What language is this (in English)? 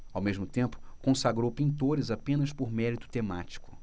Portuguese